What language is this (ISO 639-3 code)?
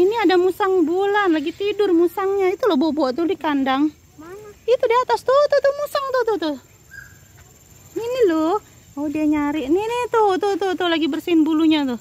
ind